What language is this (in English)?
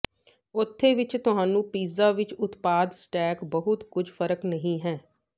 Punjabi